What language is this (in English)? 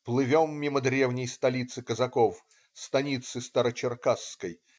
Russian